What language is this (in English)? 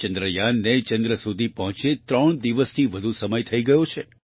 Gujarati